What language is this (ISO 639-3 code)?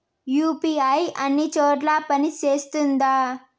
tel